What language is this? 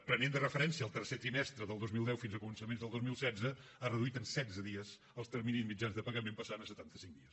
Catalan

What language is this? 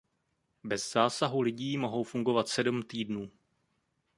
Czech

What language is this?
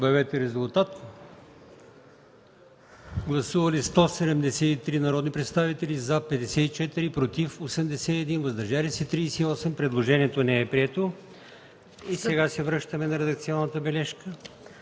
Bulgarian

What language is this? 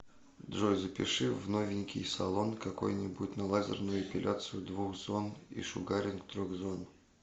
Russian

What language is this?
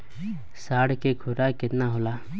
Bhojpuri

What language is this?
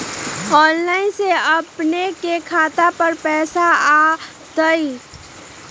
Magahi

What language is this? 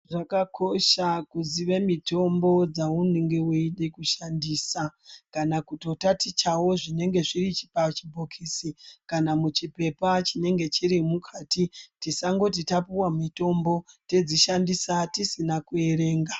Ndau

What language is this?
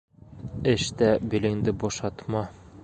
Bashkir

